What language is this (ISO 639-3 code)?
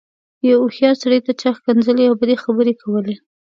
pus